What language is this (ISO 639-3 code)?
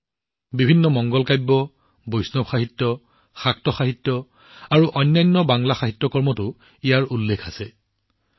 asm